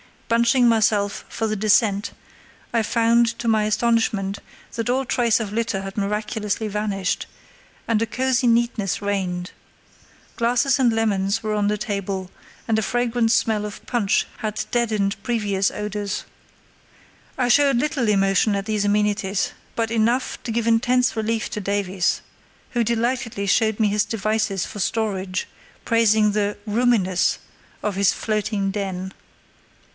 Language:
English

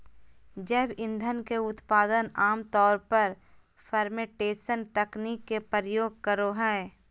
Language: Magahi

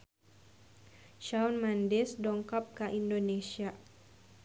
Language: Sundanese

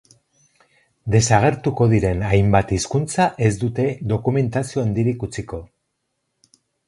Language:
Basque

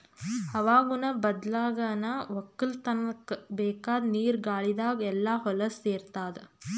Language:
Kannada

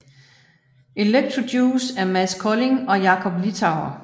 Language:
Danish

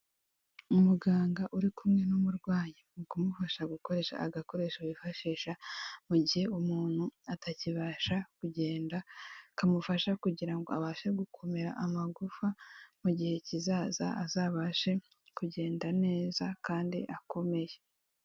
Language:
Kinyarwanda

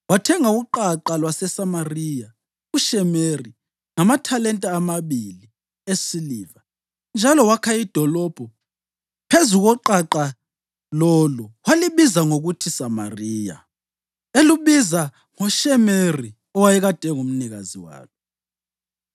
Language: North Ndebele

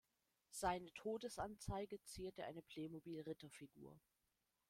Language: German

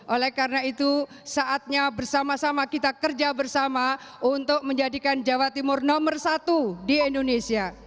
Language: Indonesian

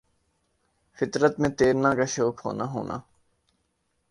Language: Urdu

